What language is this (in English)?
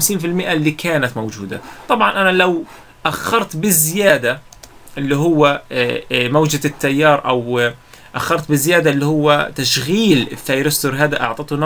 Arabic